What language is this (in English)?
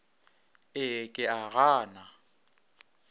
Northern Sotho